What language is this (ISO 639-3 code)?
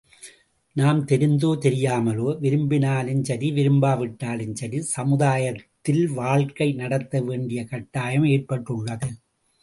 tam